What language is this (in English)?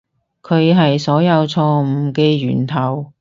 Cantonese